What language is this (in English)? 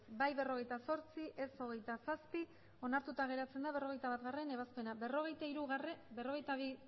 Basque